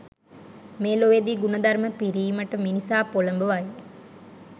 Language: Sinhala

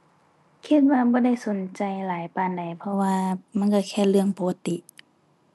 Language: Thai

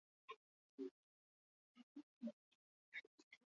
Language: Basque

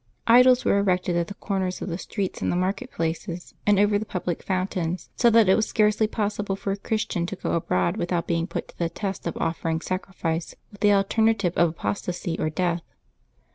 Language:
English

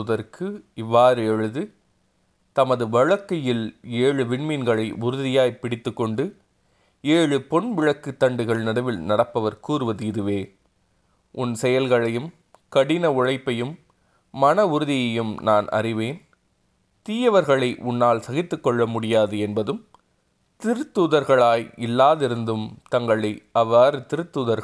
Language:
Tamil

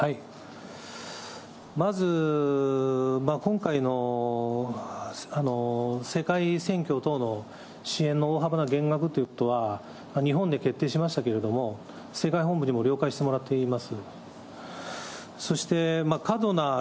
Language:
Japanese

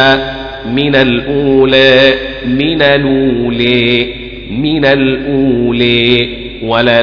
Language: Arabic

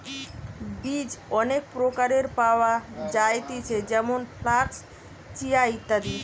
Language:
Bangla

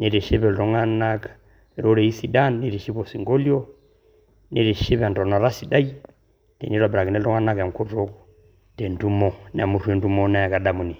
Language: Masai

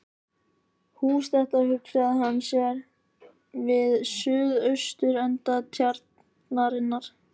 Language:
Icelandic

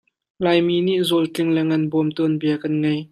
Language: Hakha Chin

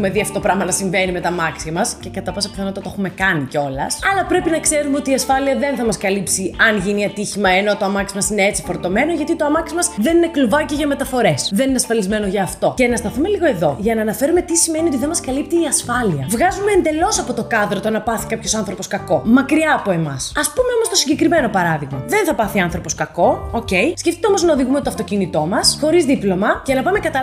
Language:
Greek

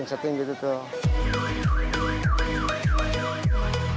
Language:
Indonesian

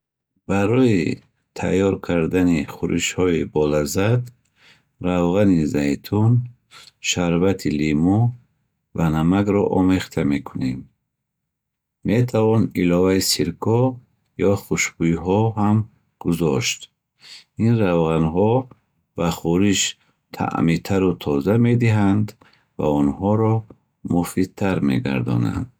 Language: Bukharic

